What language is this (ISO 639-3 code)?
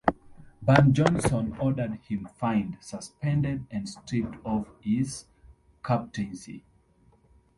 eng